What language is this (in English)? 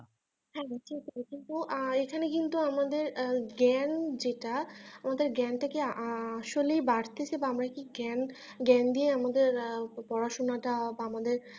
Bangla